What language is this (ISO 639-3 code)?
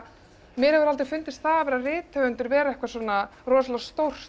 isl